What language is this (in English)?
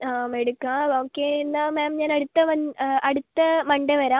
Malayalam